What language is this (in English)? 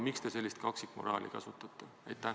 Estonian